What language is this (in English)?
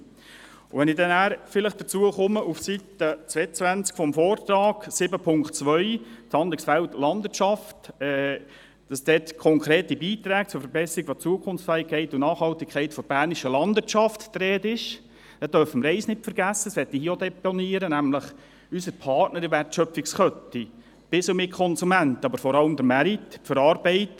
Swiss German